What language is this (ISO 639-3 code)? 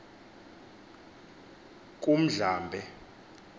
xho